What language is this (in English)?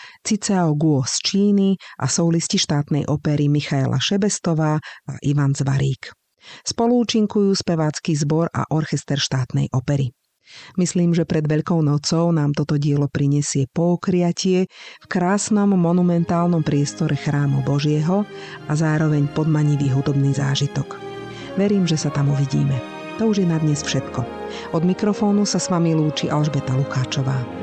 Slovak